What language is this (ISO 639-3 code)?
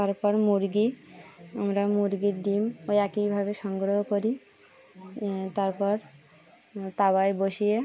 ben